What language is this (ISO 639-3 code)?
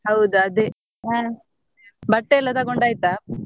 kan